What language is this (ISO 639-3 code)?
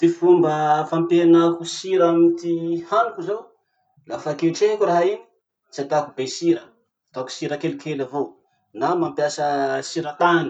msh